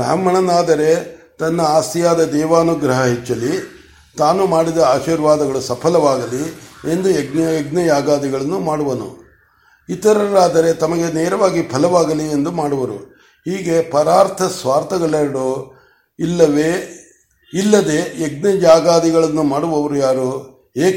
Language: Kannada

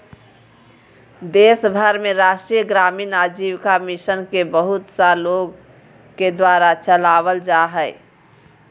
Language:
Magahi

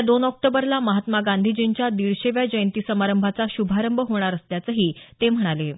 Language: Marathi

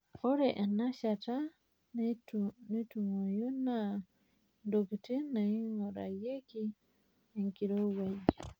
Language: Masai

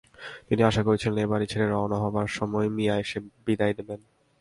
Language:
Bangla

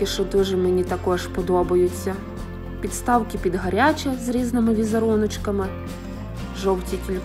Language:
Ukrainian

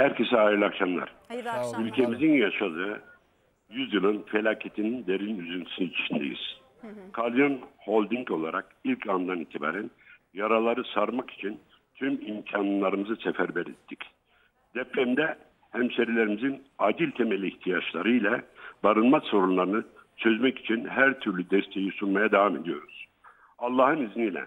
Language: Turkish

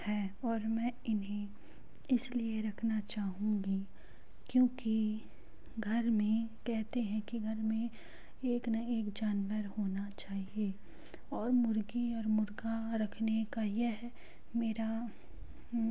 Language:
Hindi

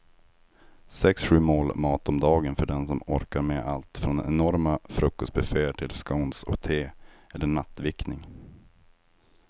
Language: Swedish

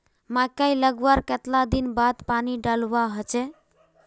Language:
Magahi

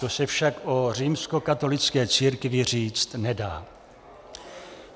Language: Czech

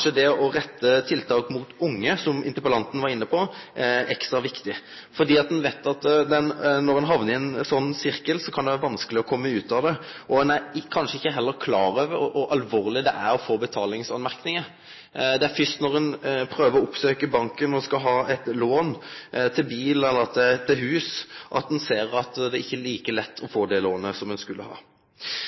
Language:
Norwegian Nynorsk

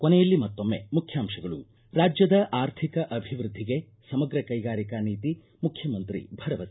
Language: Kannada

